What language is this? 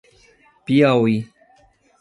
Portuguese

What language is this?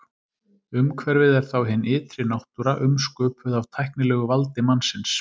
Icelandic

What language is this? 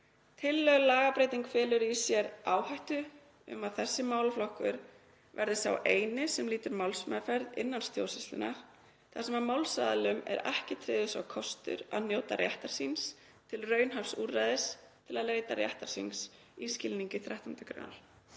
Icelandic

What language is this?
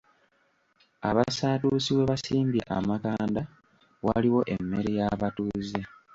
Ganda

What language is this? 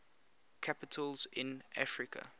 English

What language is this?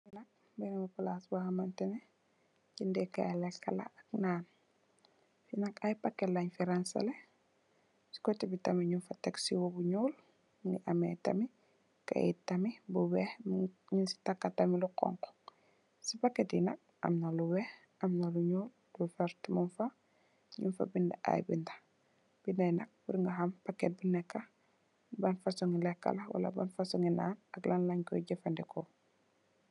Wolof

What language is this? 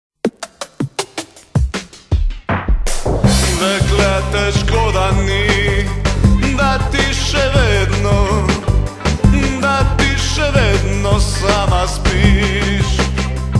Slovenian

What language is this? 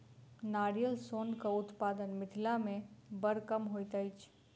Maithili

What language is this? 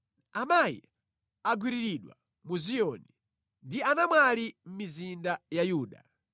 Nyanja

